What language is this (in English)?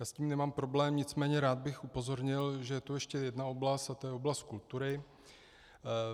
Czech